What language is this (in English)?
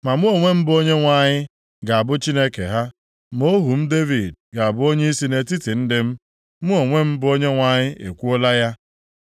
Igbo